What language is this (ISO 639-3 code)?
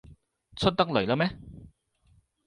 yue